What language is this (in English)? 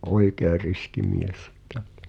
Finnish